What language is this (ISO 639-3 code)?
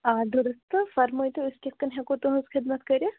kas